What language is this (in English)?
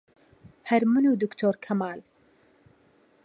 Central Kurdish